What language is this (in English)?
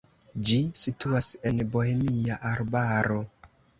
Esperanto